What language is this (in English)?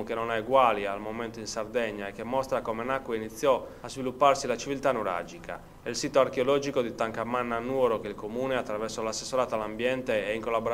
Italian